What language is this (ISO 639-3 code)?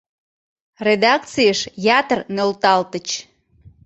chm